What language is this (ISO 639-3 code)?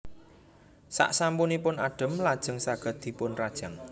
jav